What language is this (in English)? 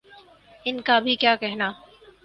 Urdu